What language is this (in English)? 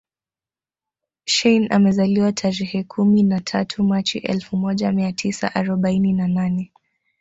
Swahili